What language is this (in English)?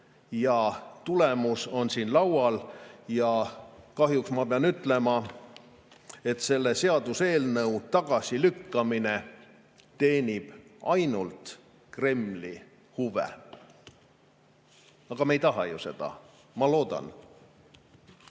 Estonian